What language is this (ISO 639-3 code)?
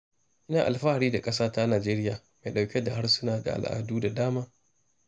hau